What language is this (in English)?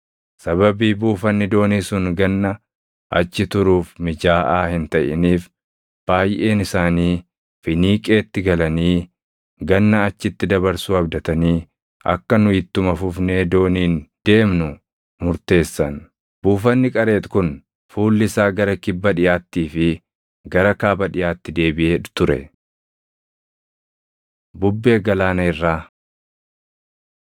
Oromo